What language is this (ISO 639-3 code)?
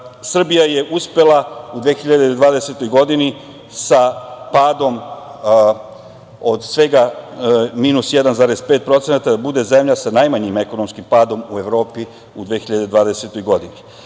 srp